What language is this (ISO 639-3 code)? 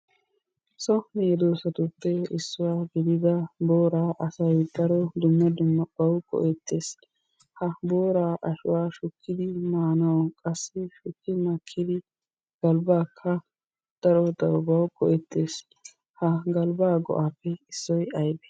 wal